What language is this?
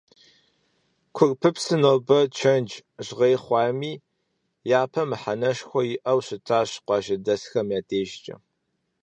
Kabardian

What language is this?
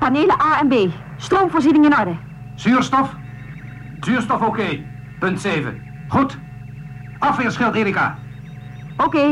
Dutch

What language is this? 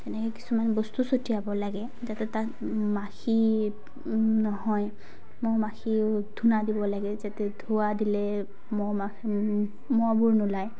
Assamese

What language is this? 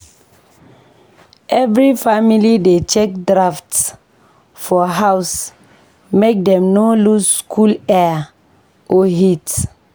Nigerian Pidgin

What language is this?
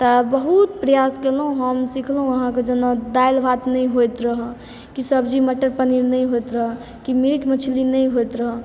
Maithili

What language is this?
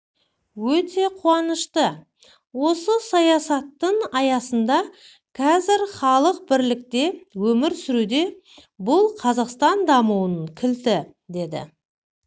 Kazakh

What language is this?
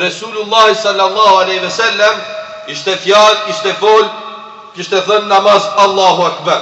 Romanian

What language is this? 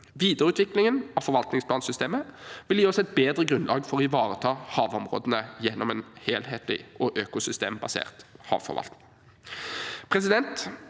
Norwegian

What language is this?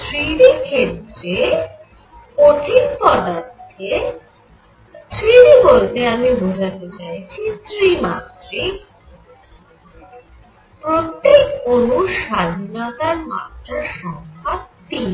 Bangla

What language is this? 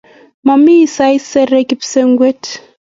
Kalenjin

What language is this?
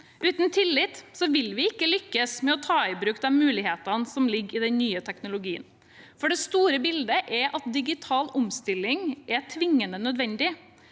Norwegian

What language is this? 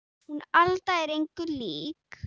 Icelandic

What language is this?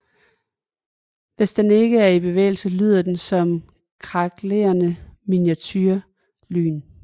Danish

